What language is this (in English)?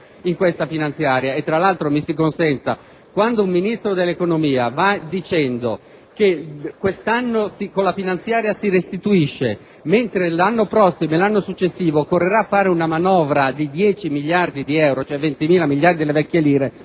Italian